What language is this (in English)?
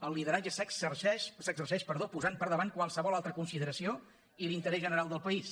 Catalan